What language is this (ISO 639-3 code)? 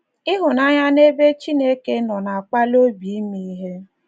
ibo